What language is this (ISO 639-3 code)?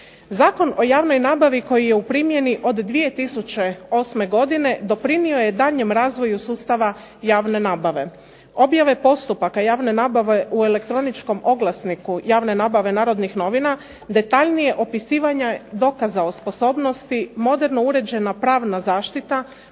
hrv